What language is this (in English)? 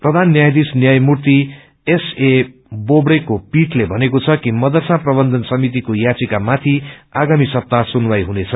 Nepali